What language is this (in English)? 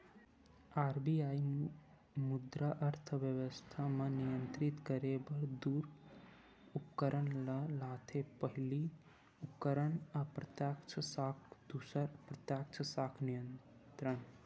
Chhattisgarhi